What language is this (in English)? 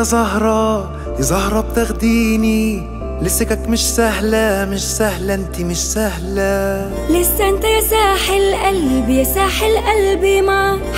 Arabic